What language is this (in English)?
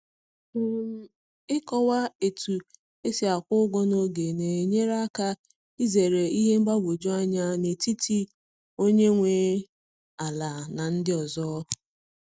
Igbo